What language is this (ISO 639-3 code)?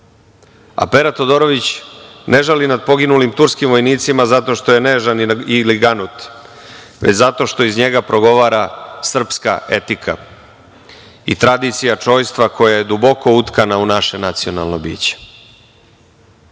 srp